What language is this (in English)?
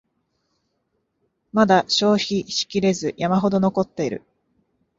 Japanese